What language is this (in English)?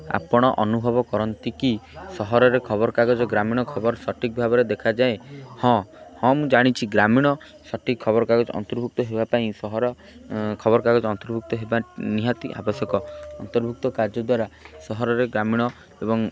Odia